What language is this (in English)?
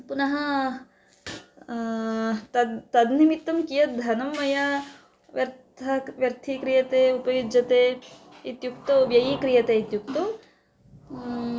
Sanskrit